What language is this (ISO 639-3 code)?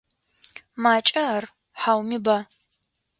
ady